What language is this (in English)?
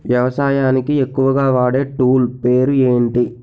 Telugu